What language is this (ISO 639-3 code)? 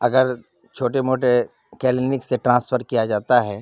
urd